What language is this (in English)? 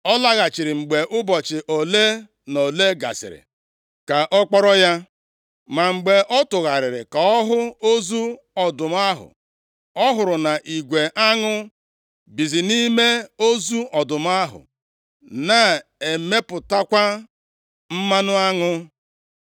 Igbo